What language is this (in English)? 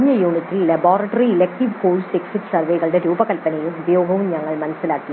Malayalam